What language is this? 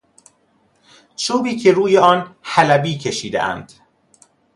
Persian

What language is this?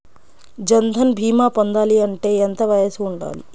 Telugu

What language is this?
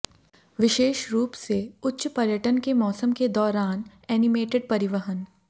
Hindi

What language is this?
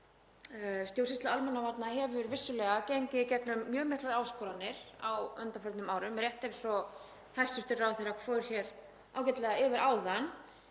Icelandic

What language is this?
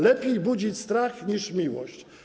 Polish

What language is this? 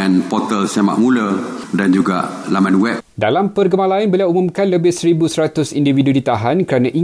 Malay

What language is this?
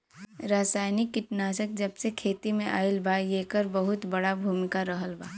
Bhojpuri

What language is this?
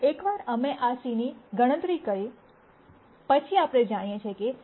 Gujarati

